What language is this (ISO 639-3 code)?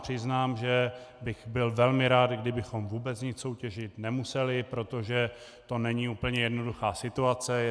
ces